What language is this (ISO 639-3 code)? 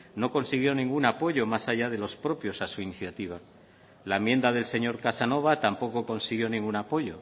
spa